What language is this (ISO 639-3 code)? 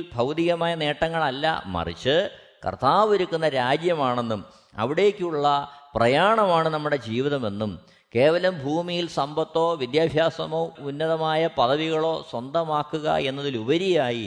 mal